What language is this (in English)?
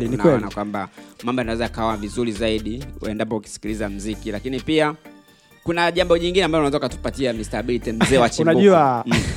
Swahili